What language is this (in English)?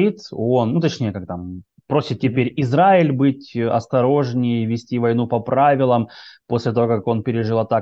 Russian